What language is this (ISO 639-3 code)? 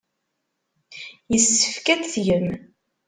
kab